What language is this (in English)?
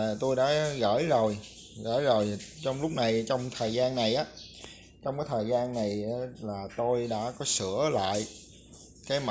Vietnamese